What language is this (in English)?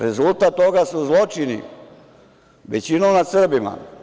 Serbian